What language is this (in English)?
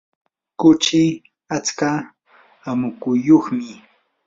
Yanahuanca Pasco Quechua